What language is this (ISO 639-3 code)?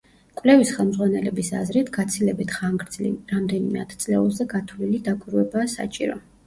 kat